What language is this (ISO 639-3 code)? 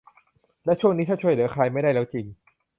tha